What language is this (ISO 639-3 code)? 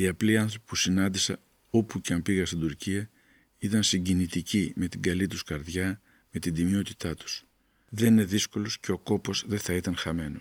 ell